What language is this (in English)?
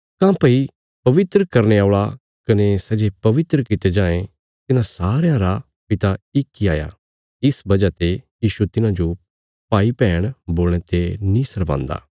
Bilaspuri